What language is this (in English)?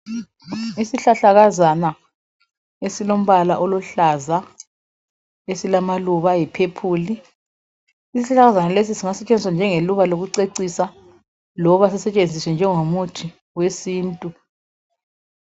North Ndebele